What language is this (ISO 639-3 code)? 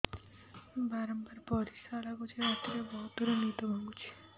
ori